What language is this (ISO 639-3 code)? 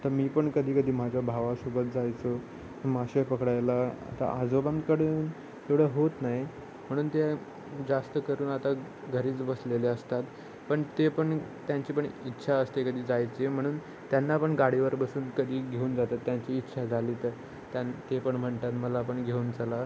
mar